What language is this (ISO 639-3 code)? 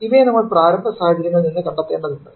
mal